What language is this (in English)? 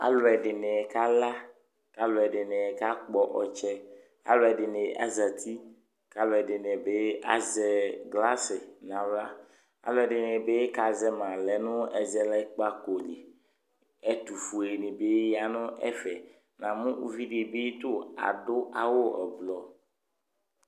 Ikposo